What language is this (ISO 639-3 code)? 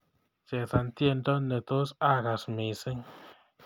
kln